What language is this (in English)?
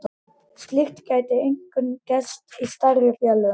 Icelandic